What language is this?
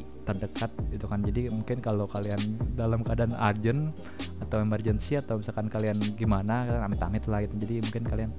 Indonesian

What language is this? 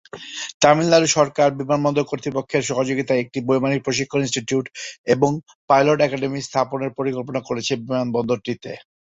Bangla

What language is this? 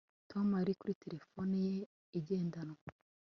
Kinyarwanda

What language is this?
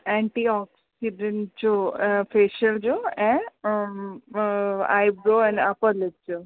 Sindhi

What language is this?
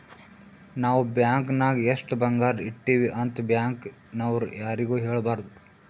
Kannada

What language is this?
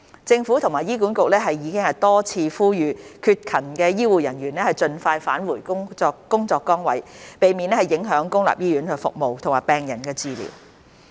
Cantonese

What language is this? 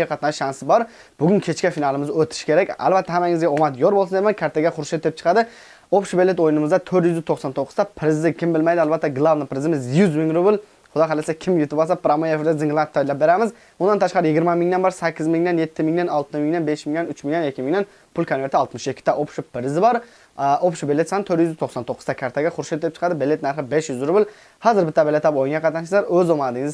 Turkish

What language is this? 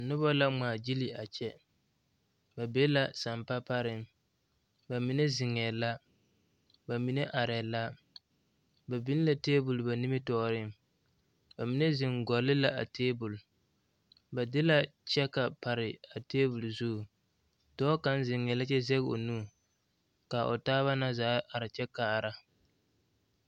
Southern Dagaare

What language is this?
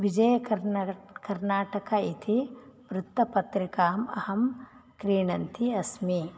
Sanskrit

